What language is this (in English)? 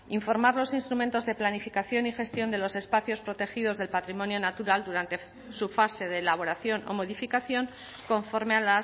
Spanish